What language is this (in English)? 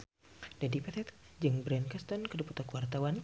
Sundanese